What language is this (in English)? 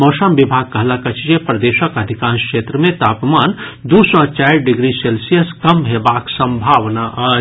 Maithili